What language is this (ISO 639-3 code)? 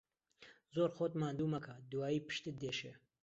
ckb